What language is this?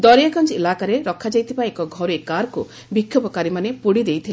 Odia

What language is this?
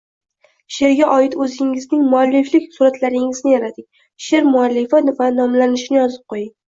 Uzbek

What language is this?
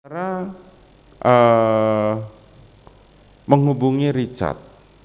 Indonesian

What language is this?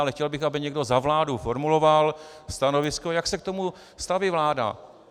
Czech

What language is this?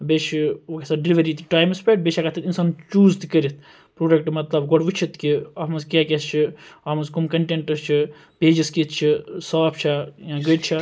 Kashmiri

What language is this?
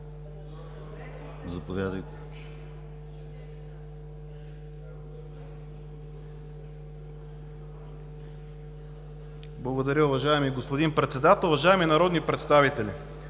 Bulgarian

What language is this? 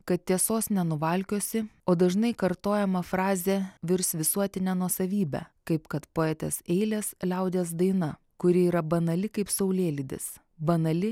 Lithuanian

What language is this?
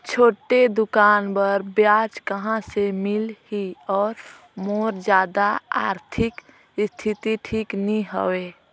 Chhattisgarhi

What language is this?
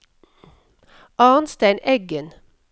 Norwegian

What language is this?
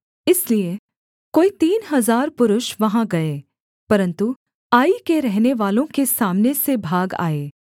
Hindi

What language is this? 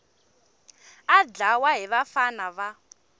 Tsonga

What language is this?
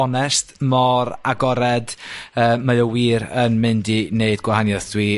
Welsh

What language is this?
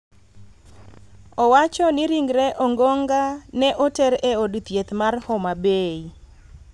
Luo (Kenya and Tanzania)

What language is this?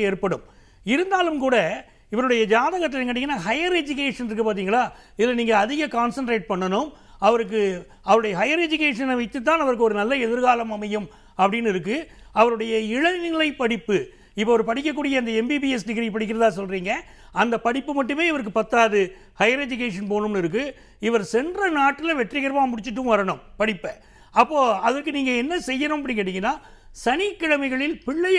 Tamil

